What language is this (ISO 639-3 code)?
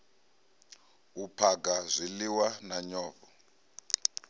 ven